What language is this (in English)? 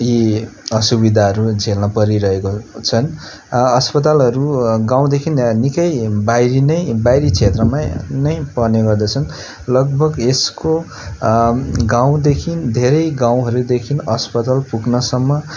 Nepali